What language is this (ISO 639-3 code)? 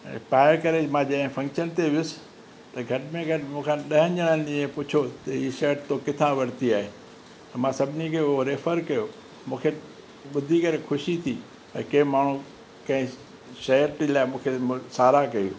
snd